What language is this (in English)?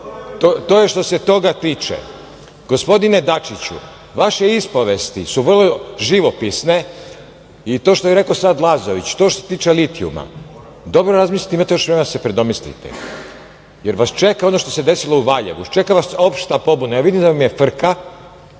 Serbian